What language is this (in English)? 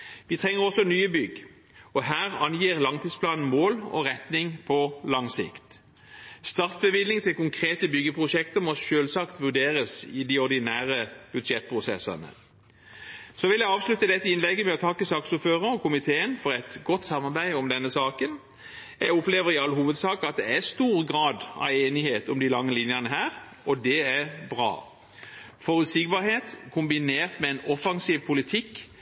Norwegian Bokmål